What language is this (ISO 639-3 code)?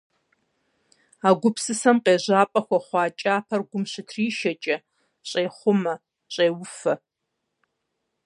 kbd